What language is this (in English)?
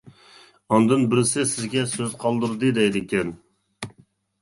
Uyghur